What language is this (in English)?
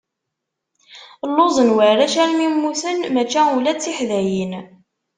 Kabyle